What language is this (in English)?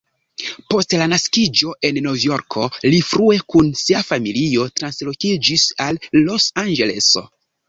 Esperanto